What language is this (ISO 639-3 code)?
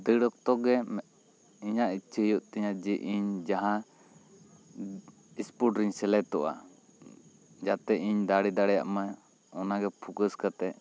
sat